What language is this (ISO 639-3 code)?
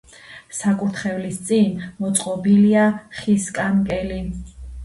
kat